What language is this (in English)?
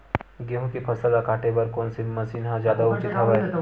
Chhattisgarhi